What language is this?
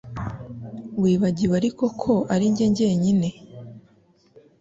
Kinyarwanda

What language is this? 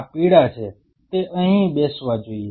Gujarati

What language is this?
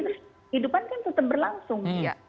Indonesian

